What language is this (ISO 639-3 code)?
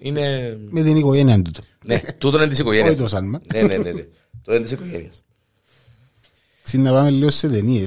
ell